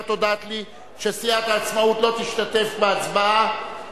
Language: Hebrew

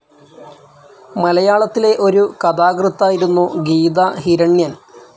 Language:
Malayalam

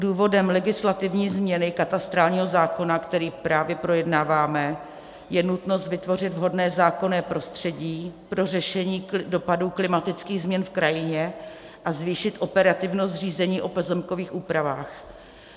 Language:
Czech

